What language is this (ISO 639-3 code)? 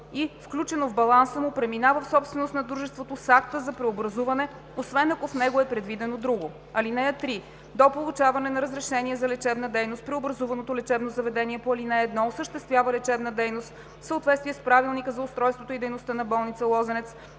bul